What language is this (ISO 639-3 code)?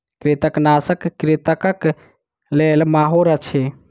mai